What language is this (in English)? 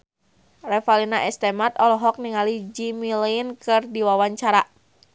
Sundanese